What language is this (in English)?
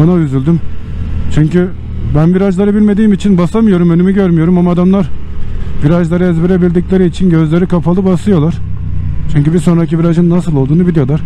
Turkish